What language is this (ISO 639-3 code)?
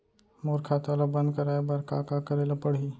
hne